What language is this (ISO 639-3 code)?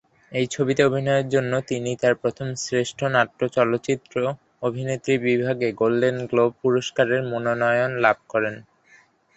ben